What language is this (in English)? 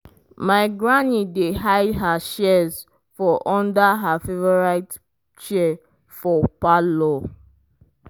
Nigerian Pidgin